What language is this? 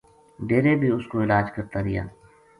Gujari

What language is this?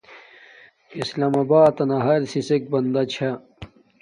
Domaaki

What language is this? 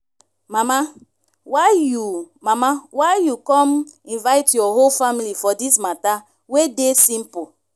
Nigerian Pidgin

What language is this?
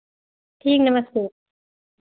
Hindi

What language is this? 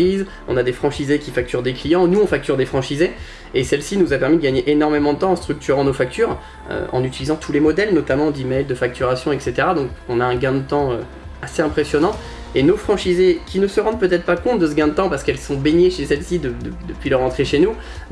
French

